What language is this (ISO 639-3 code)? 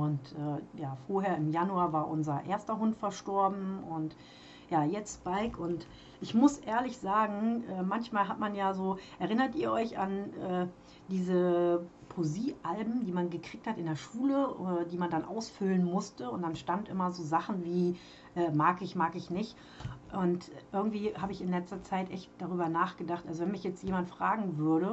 deu